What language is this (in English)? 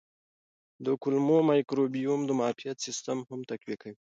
Pashto